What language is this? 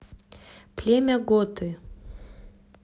Russian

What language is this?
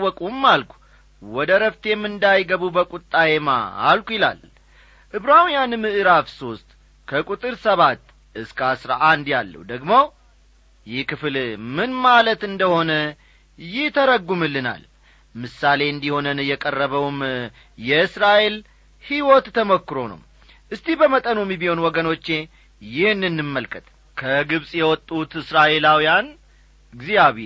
Amharic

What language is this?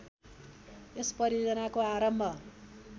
Nepali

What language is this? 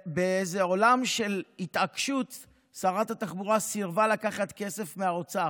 Hebrew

